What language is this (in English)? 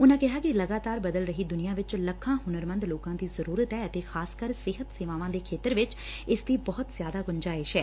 Punjabi